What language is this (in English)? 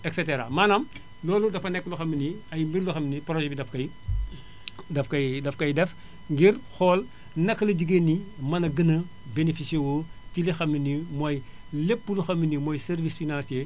Wolof